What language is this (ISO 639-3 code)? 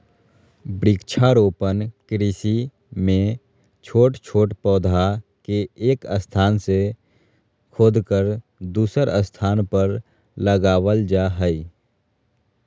mag